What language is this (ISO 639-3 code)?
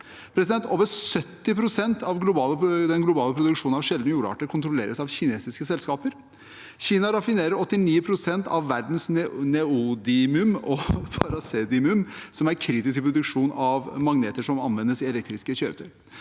nor